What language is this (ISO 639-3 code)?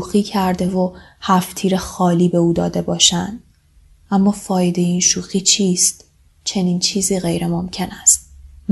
fas